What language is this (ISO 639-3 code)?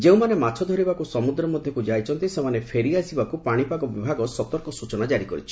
ori